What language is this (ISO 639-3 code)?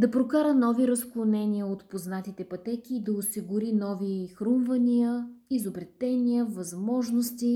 bul